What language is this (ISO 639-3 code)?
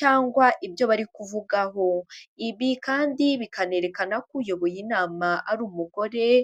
kin